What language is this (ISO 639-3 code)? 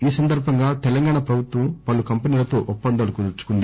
tel